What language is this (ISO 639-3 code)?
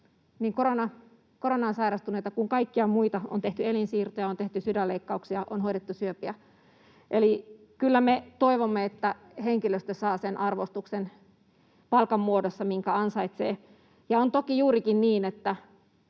fin